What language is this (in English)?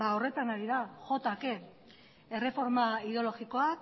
Basque